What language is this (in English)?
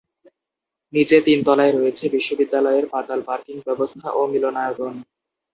Bangla